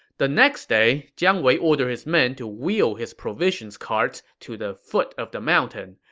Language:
English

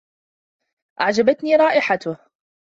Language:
Arabic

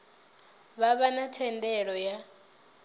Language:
Venda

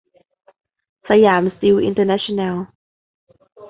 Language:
Thai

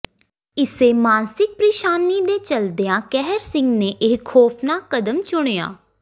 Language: Punjabi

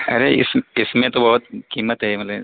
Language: Urdu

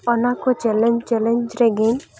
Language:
Santali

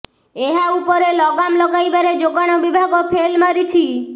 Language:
Odia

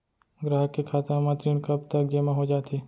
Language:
Chhattisgarhi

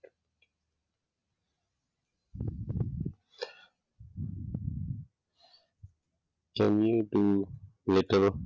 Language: Gujarati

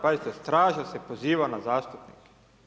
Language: Croatian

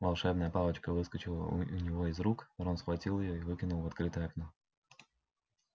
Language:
Russian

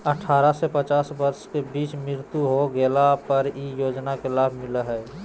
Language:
Magahi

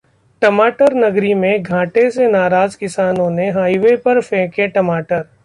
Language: Hindi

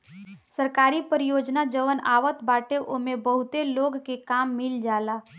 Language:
Bhojpuri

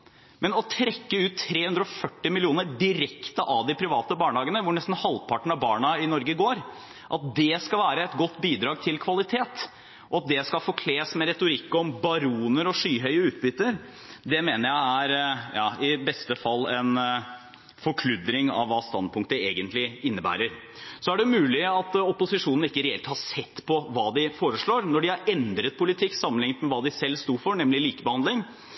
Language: Norwegian Bokmål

